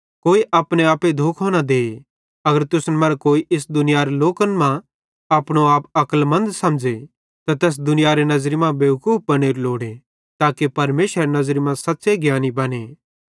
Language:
Bhadrawahi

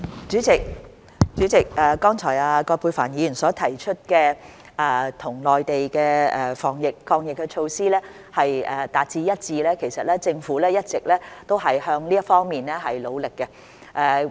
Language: Cantonese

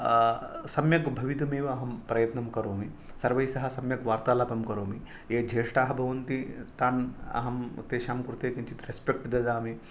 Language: Sanskrit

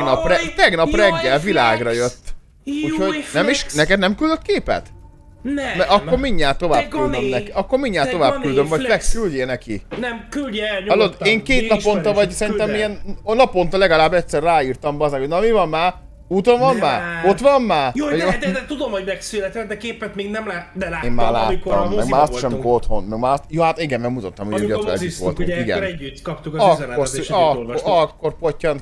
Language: Hungarian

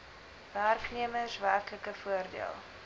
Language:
Afrikaans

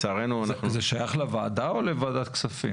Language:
Hebrew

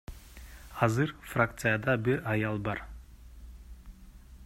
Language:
Kyrgyz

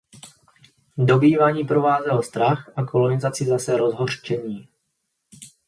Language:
Czech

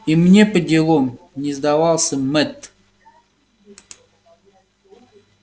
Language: Russian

